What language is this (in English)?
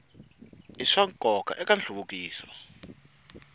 Tsonga